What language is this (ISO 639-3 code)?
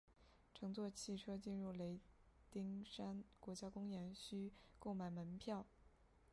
zho